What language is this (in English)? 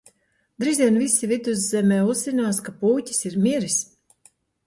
Latvian